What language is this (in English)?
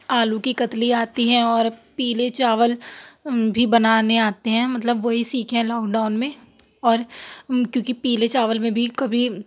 Urdu